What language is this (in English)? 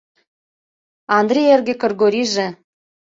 Mari